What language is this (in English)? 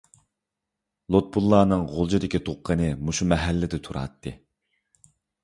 Uyghur